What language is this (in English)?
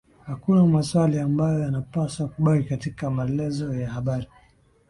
Swahili